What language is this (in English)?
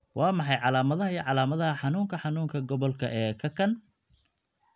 Somali